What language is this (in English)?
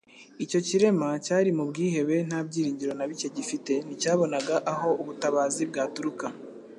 Kinyarwanda